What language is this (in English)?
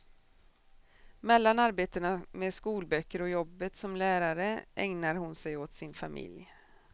Swedish